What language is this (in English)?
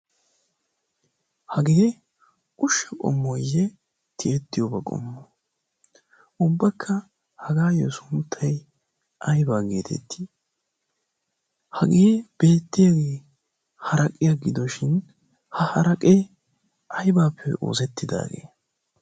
Wolaytta